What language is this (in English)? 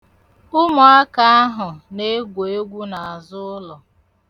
Igbo